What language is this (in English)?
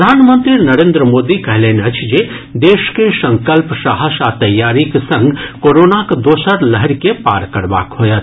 Maithili